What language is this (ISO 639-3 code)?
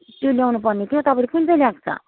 nep